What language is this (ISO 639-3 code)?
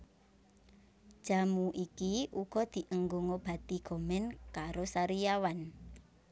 jav